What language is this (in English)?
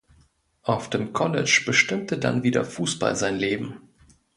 German